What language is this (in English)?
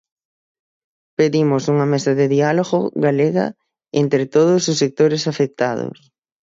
Galician